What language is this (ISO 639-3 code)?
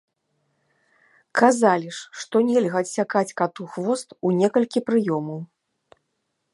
bel